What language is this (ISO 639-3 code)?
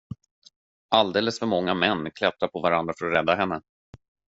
swe